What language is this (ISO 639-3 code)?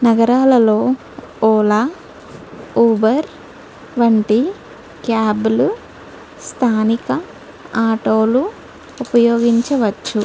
tel